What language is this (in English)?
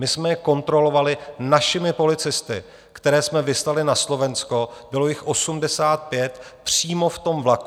Czech